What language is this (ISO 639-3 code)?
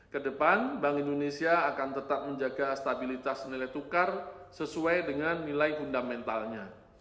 ind